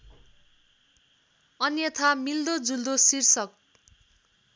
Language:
Nepali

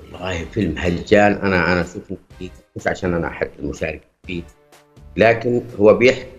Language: Arabic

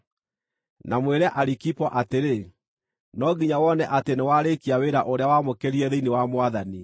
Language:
Kikuyu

